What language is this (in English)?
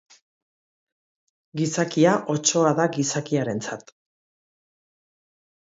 Basque